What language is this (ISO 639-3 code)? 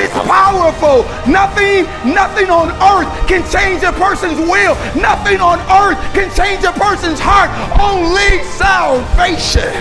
eng